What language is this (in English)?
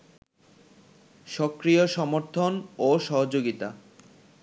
Bangla